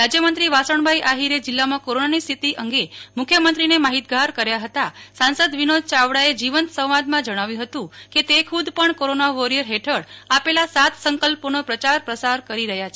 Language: Gujarati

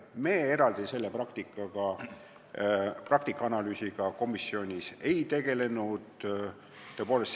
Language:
Estonian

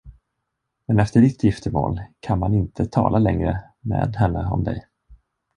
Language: Swedish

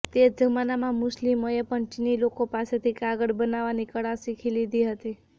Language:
Gujarati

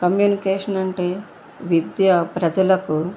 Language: Telugu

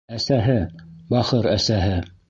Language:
Bashkir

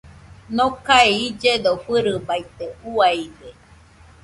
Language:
Nüpode Huitoto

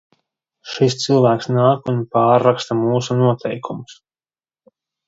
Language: Latvian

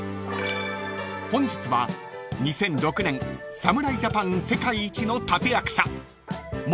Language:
Japanese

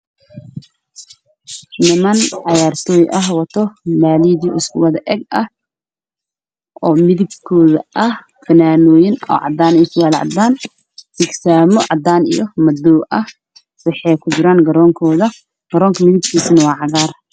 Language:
Somali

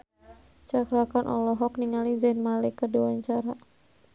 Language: Sundanese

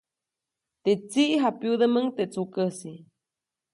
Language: Copainalá Zoque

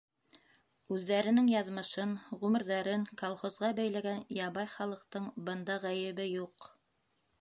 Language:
Bashkir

